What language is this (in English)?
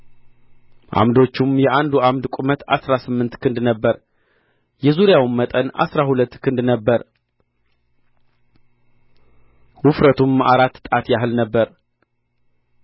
Amharic